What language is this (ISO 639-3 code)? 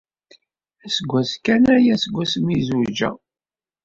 kab